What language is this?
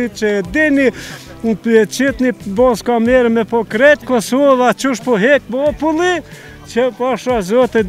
Romanian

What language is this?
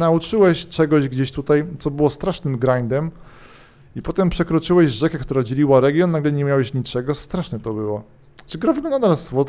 Polish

